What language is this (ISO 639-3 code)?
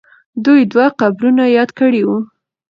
pus